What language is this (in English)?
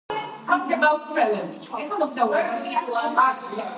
Georgian